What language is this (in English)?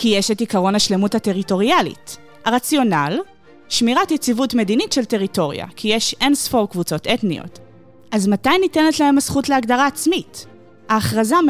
Hebrew